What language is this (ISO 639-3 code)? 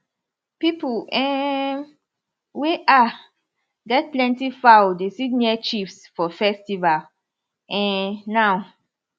pcm